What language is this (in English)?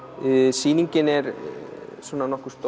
Icelandic